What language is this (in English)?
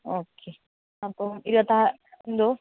Malayalam